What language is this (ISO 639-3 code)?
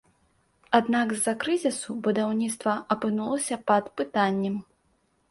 bel